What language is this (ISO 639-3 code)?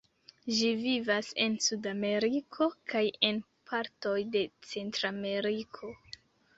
epo